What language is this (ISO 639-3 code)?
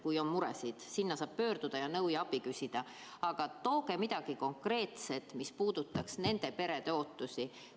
est